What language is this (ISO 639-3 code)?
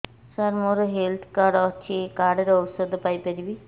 ori